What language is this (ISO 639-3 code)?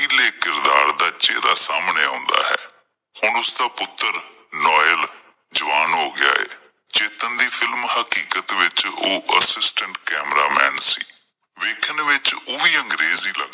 pan